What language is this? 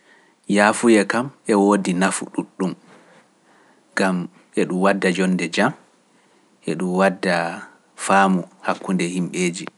Pular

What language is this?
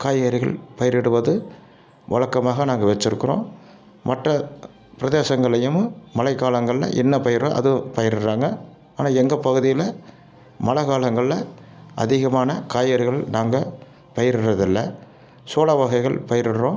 Tamil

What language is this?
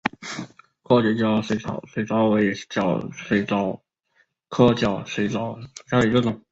Chinese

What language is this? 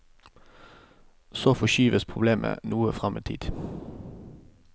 Norwegian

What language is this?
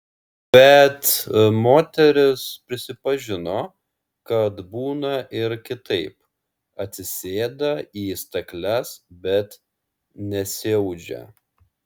Lithuanian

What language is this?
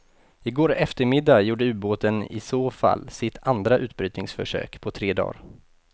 Swedish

